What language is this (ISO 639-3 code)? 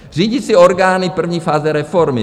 ces